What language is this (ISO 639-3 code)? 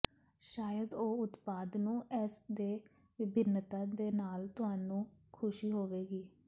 pan